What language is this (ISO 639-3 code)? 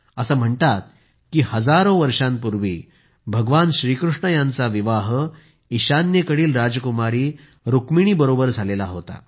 mar